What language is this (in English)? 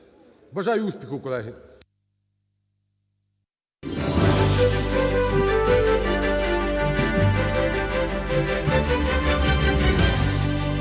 Ukrainian